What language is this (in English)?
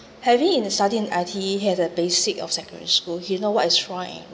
English